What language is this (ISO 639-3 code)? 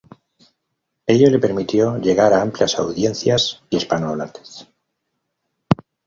spa